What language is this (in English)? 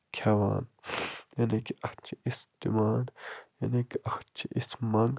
Kashmiri